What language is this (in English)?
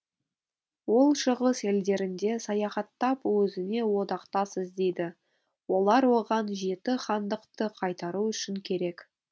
Kazakh